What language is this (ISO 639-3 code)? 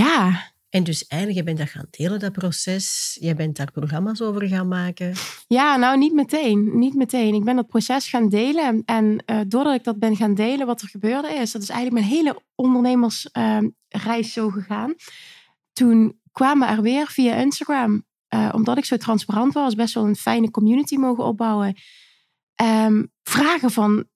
nld